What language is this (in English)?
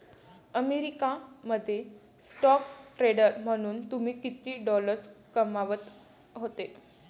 Marathi